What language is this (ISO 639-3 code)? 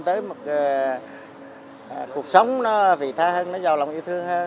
vie